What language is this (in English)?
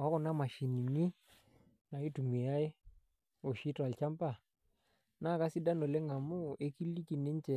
Masai